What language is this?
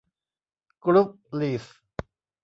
Thai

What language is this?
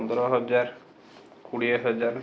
Odia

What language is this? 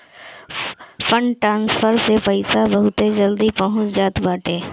Bhojpuri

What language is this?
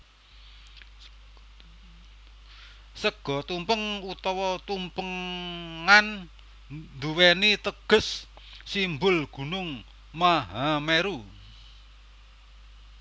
Javanese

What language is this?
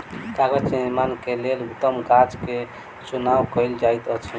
Maithili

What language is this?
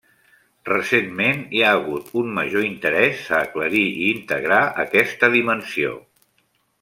Catalan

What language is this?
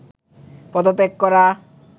Bangla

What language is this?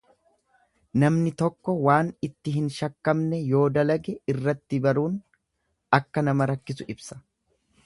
Oromo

